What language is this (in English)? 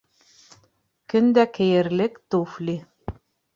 Bashkir